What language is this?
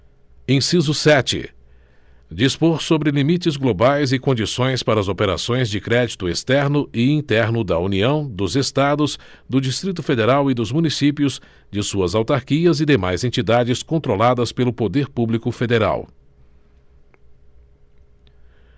Portuguese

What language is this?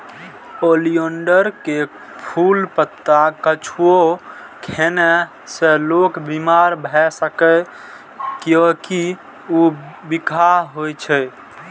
Maithili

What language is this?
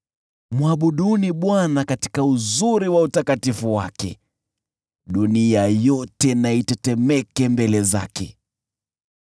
Swahili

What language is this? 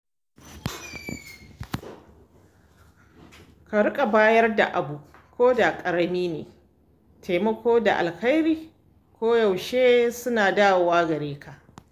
Hausa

